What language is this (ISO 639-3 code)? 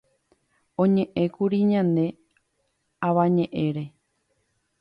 grn